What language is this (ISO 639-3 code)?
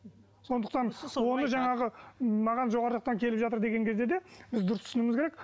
kaz